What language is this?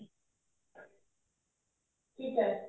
Punjabi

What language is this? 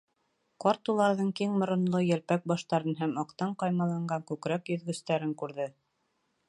Bashkir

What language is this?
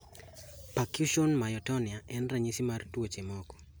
Luo (Kenya and Tanzania)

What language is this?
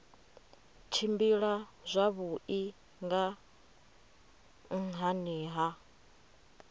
Venda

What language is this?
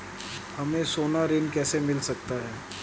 Hindi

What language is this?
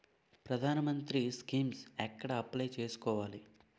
Telugu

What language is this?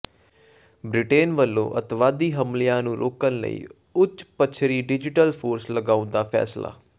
Punjabi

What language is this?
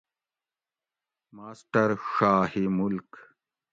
Gawri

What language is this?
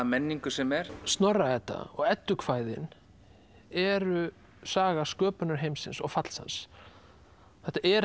Icelandic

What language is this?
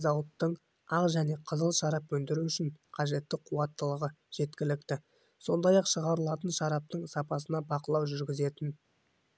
Kazakh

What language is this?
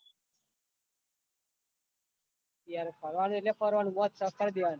Gujarati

